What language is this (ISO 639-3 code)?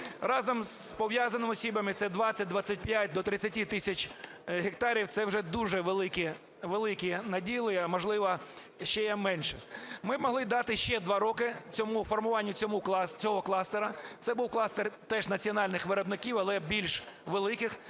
ukr